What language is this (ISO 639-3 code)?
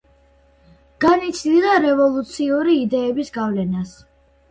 kat